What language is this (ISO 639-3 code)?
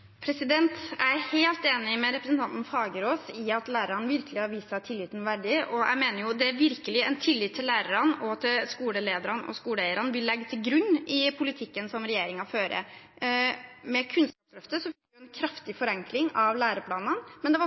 nob